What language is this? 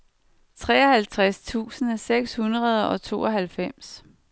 Danish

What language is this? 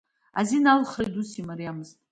Abkhazian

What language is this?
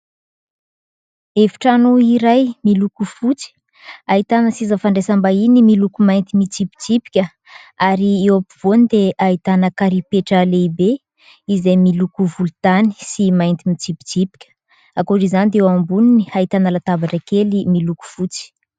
Malagasy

